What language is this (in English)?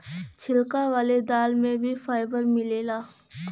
Bhojpuri